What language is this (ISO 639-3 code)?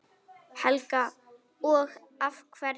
isl